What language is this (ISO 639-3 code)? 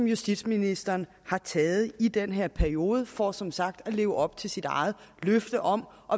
dan